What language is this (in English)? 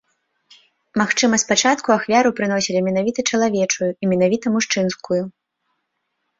Belarusian